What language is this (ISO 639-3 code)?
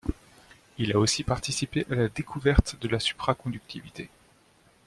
fra